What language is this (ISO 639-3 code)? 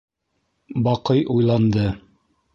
bak